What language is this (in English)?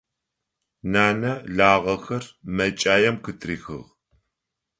Adyghe